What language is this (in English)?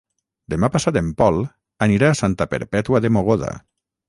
Catalan